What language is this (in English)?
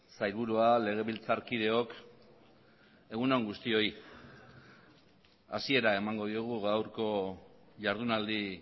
Basque